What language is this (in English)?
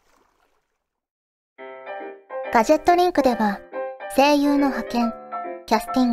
Japanese